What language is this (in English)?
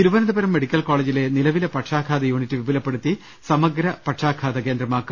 Malayalam